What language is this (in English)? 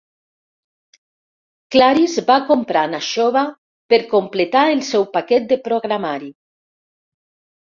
Catalan